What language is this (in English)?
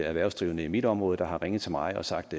Danish